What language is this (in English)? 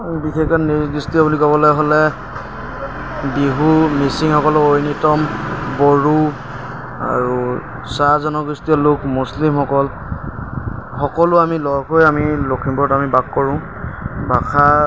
Assamese